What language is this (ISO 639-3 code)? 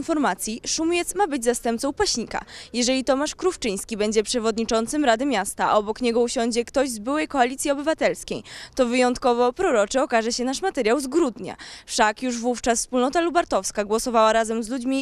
pol